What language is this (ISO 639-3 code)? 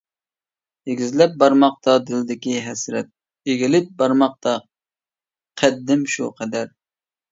uig